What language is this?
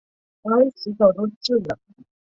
Chinese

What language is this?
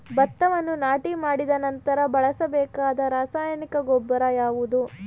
Kannada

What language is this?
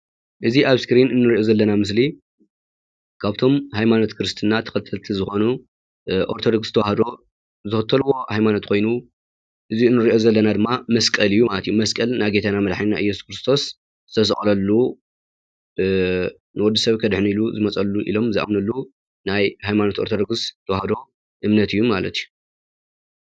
Tigrinya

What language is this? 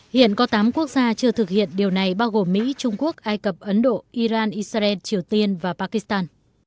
Vietnamese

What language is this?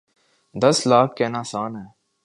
Urdu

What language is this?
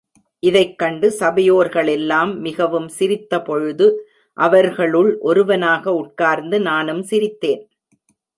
Tamil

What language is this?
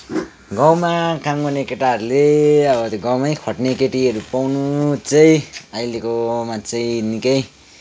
Nepali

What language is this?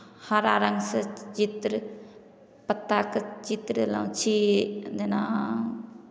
Maithili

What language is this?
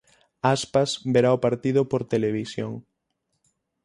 Galician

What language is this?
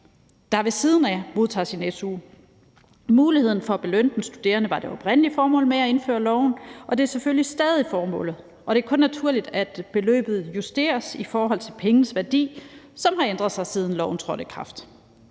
Danish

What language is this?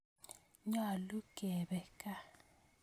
Kalenjin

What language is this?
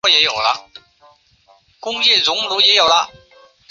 Chinese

